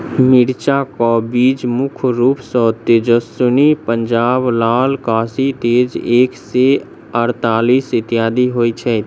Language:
Maithili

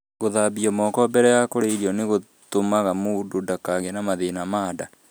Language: Kikuyu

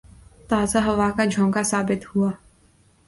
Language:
Urdu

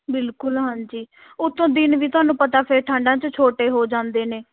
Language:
Punjabi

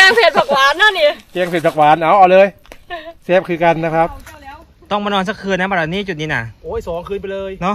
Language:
Thai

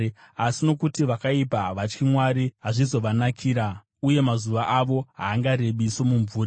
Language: Shona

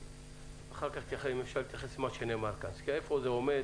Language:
Hebrew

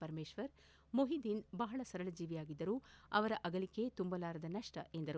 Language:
Kannada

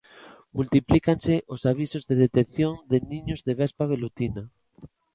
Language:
Galician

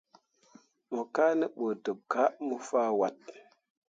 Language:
Mundang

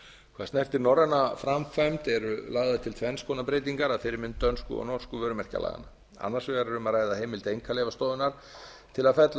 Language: Icelandic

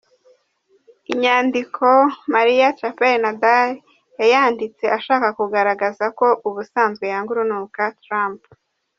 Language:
Kinyarwanda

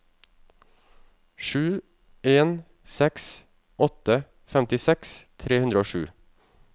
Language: Norwegian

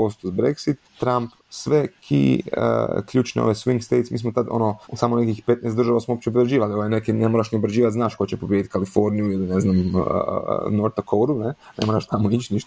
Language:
Croatian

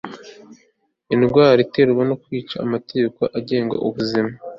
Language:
Kinyarwanda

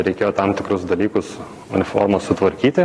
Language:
Lithuanian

